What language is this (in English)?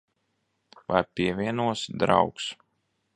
Latvian